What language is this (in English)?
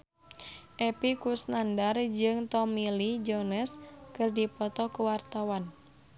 Sundanese